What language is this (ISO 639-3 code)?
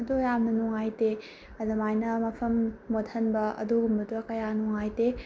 mni